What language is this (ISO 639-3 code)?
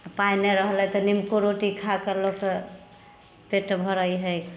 mai